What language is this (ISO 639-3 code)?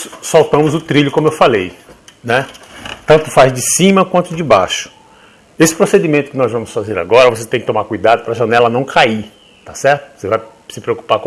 por